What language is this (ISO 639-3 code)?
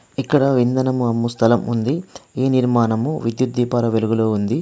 tel